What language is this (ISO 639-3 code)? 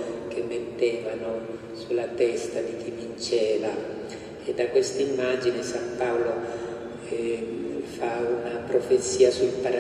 ita